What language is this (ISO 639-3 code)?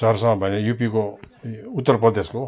nep